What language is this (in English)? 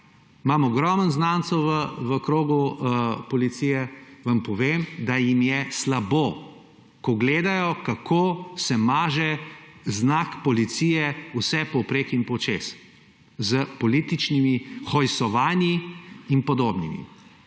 Slovenian